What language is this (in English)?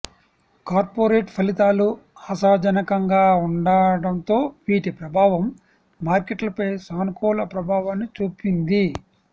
Telugu